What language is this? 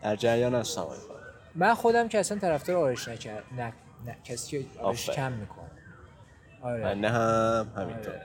Persian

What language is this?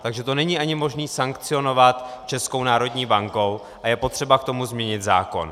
Czech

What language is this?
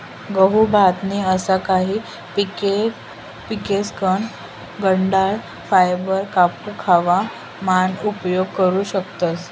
Marathi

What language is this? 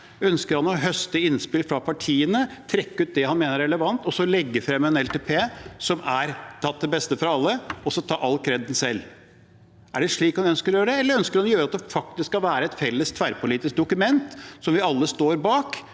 Norwegian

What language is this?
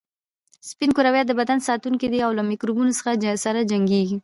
Pashto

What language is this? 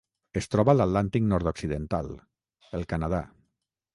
Catalan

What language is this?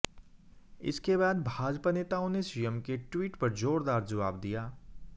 Hindi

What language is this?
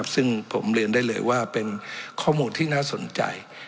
Thai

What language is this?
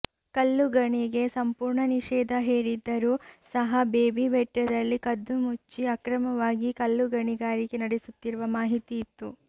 Kannada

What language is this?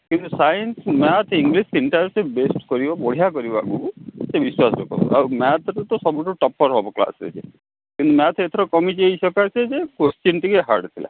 Odia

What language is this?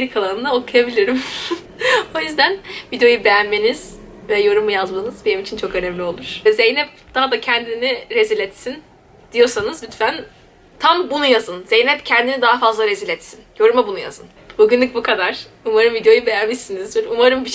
Turkish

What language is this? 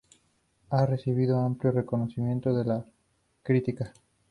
Spanish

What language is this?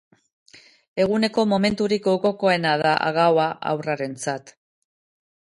Basque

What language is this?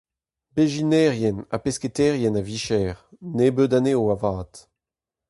Breton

